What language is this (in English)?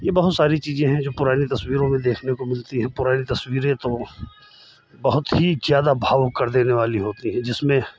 Hindi